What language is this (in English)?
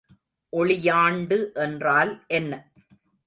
Tamil